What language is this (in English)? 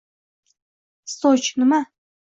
Uzbek